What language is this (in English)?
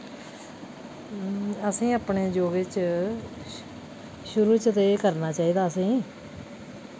Dogri